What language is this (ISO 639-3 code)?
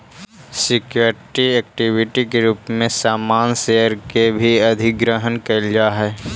mag